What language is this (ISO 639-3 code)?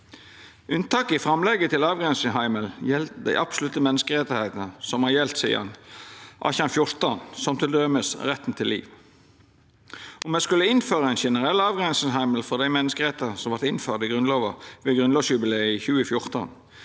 nor